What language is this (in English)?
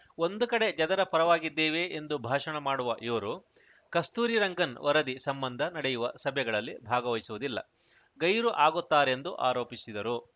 Kannada